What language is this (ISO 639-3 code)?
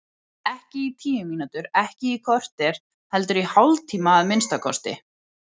isl